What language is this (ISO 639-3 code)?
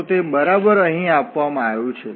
guj